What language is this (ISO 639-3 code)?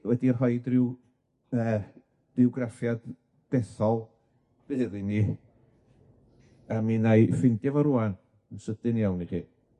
cym